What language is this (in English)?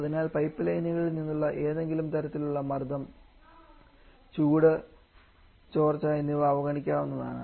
Malayalam